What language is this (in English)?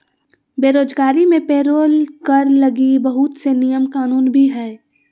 Magahi